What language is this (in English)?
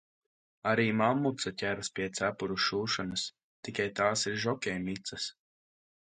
Latvian